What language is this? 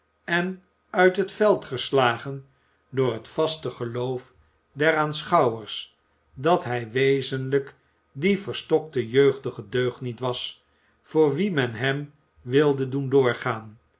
Dutch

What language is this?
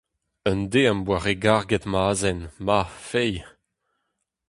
Breton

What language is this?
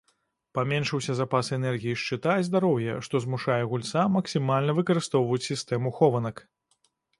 Belarusian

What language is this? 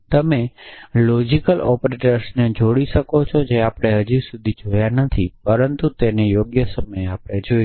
Gujarati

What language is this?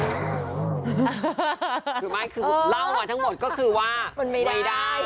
Thai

